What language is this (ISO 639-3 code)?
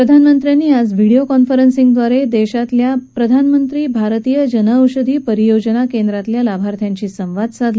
mar